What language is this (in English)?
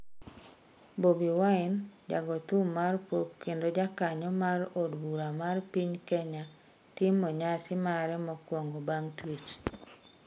Luo (Kenya and Tanzania)